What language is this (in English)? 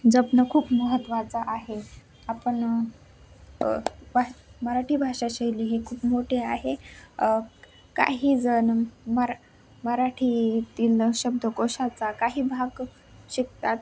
Marathi